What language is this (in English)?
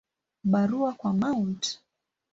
Swahili